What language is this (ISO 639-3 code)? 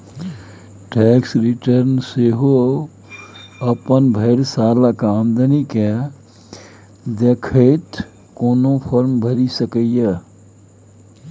mai